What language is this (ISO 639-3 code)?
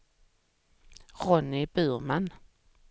swe